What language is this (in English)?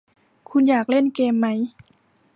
Thai